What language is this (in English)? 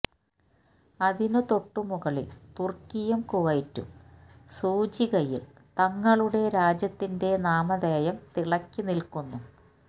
Malayalam